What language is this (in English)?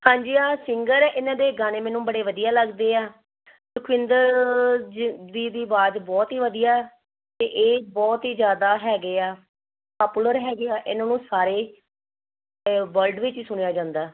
Punjabi